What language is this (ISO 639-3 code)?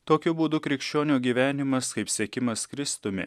lit